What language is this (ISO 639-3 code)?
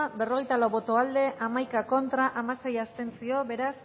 eus